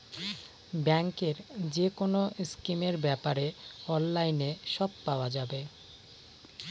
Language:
Bangla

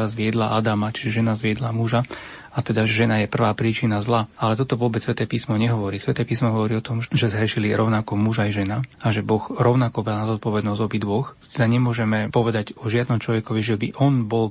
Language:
Slovak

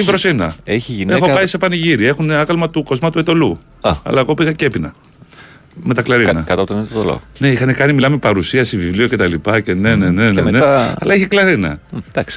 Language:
Greek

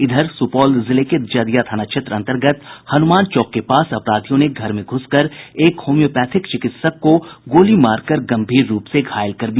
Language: Hindi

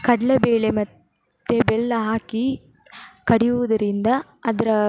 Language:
Kannada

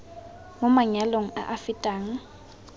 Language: Tswana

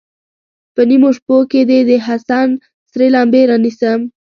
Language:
Pashto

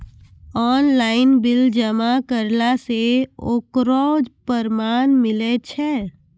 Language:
Maithili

